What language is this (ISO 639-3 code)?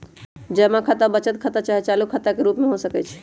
mag